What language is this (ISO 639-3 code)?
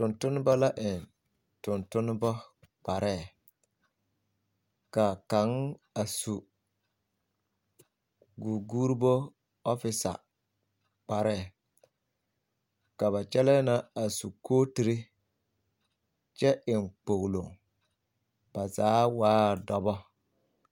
dga